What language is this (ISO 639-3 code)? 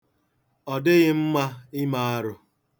ibo